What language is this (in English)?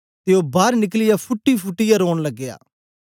Dogri